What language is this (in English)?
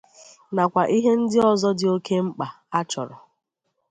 Igbo